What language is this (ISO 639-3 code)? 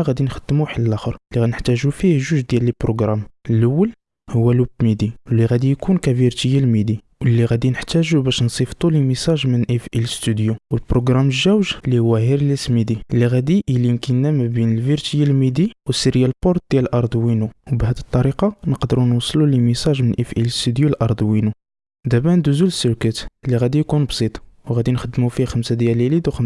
ara